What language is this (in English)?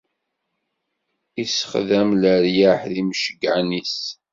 Kabyle